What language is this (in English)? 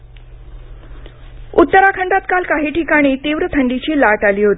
Marathi